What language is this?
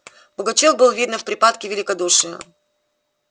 Russian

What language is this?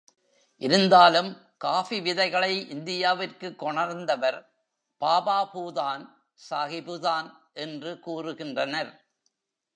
Tamil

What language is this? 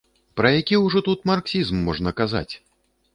Belarusian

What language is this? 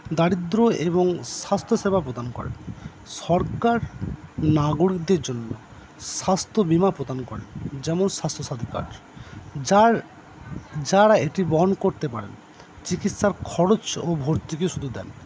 Bangla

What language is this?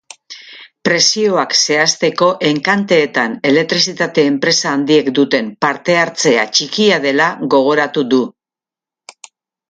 Basque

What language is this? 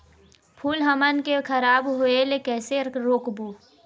Chhattisgarhi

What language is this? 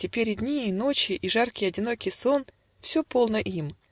Russian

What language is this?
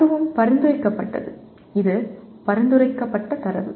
Tamil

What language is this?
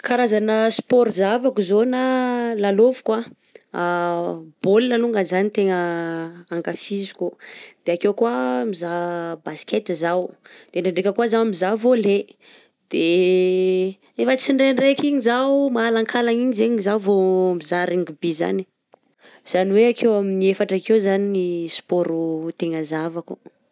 Southern Betsimisaraka Malagasy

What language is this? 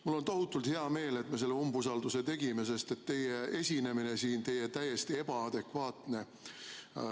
Estonian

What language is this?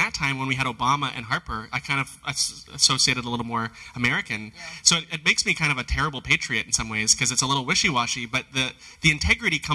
English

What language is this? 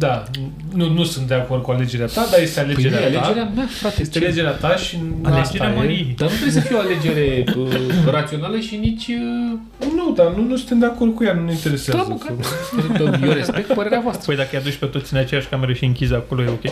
Romanian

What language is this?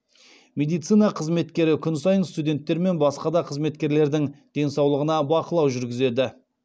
Kazakh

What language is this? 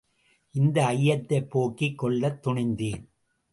Tamil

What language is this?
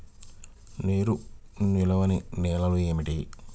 Telugu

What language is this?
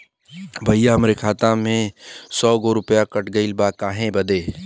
Bhojpuri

